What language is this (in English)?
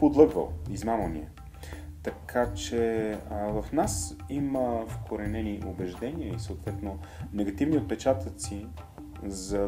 Bulgarian